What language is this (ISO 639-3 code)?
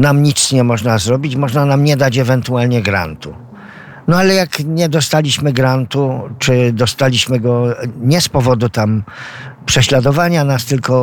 pol